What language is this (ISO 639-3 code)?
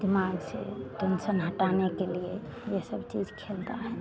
hin